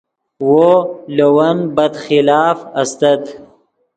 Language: Yidgha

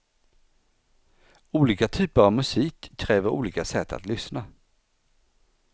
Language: Swedish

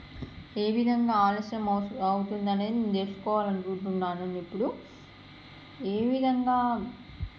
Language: Telugu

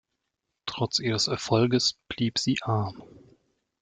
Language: German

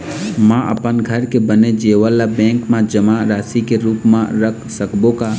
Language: Chhattisgarhi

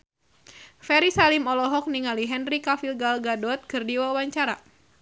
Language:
Sundanese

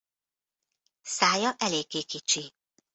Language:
Hungarian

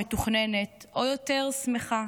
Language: Hebrew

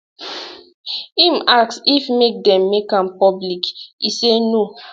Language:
Nigerian Pidgin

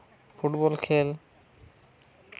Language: Santali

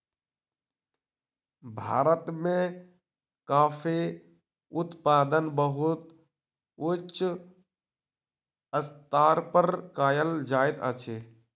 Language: Maithili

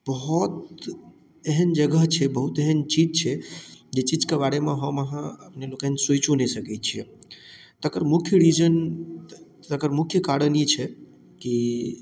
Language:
Maithili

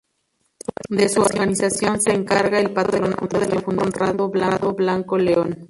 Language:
Spanish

